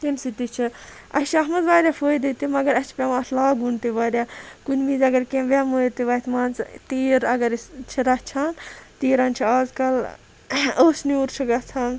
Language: Kashmiri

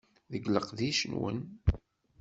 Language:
Kabyle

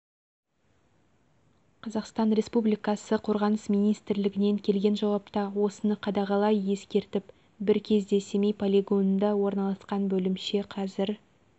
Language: Kazakh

